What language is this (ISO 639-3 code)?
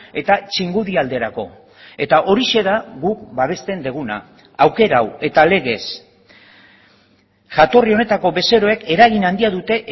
eus